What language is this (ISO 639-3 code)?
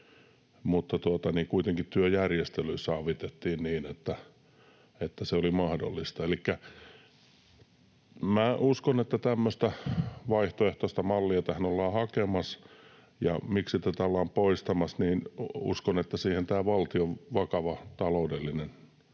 fin